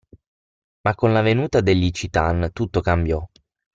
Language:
Italian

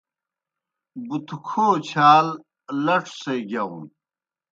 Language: Kohistani Shina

